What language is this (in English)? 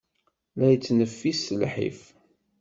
Kabyle